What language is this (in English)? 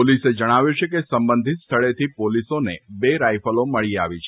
Gujarati